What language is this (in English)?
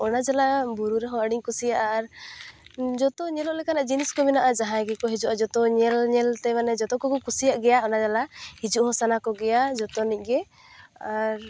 Santali